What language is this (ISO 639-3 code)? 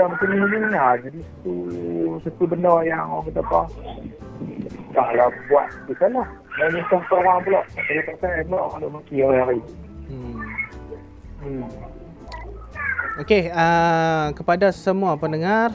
msa